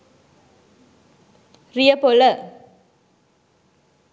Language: Sinhala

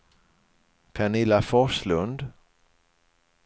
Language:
Swedish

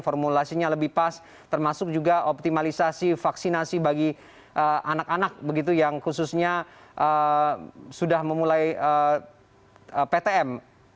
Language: Indonesian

